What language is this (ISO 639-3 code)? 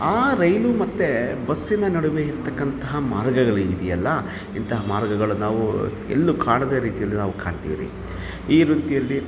kan